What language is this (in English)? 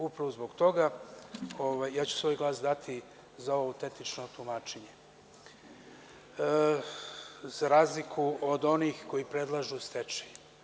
Serbian